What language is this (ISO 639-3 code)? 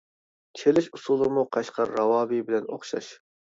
uig